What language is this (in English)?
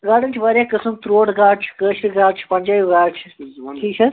Kashmiri